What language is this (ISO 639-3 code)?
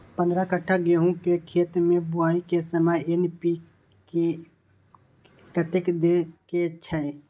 mai